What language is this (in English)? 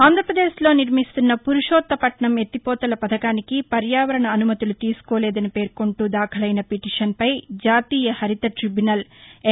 Telugu